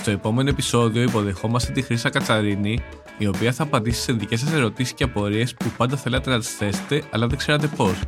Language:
Greek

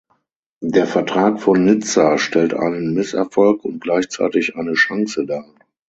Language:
German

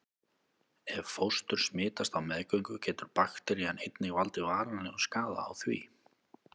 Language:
Icelandic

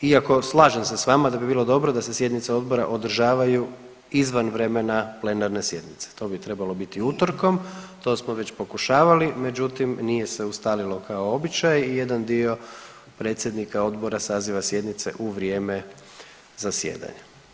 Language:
Croatian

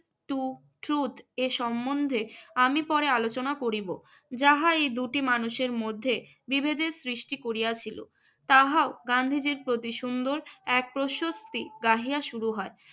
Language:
Bangla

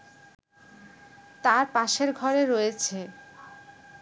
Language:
Bangla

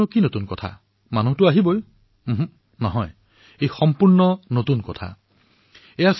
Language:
Assamese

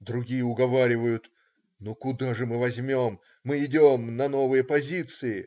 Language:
Russian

